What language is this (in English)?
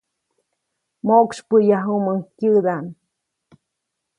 Copainalá Zoque